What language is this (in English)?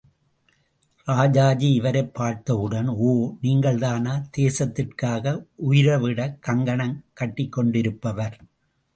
Tamil